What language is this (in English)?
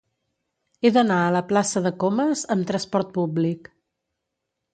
Catalan